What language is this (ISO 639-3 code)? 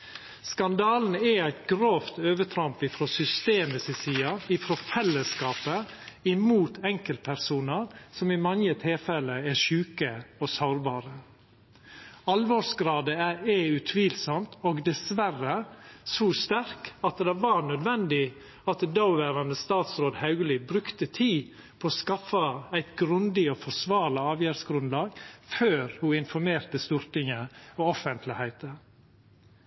nno